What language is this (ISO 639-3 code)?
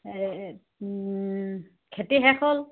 asm